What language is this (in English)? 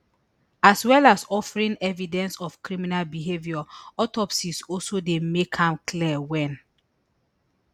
Nigerian Pidgin